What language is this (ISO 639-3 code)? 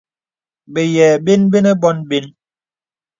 beb